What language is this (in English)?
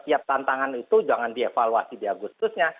Indonesian